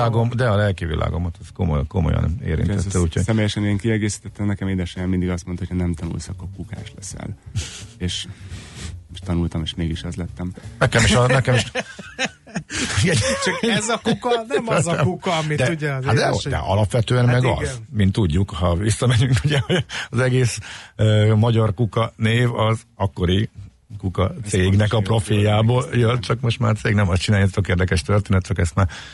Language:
Hungarian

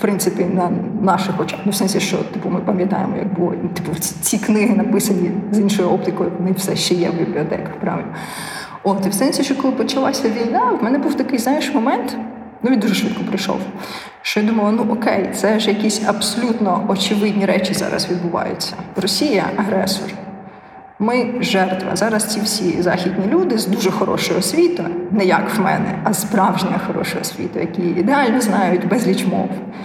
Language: Ukrainian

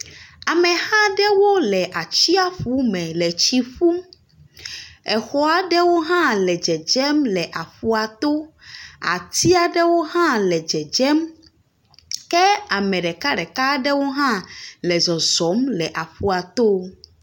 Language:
Ewe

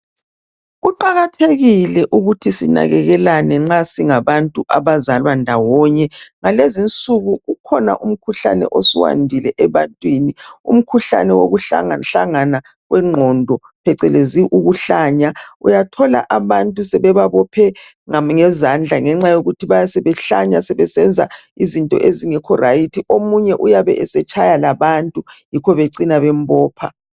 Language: North Ndebele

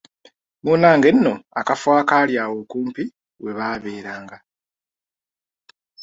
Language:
Ganda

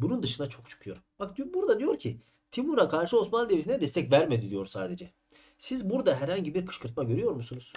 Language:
Turkish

